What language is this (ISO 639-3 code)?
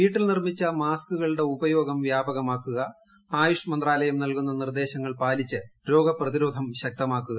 mal